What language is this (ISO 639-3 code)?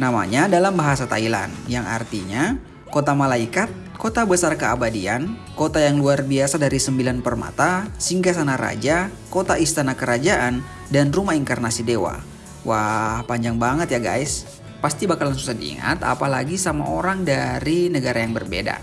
ind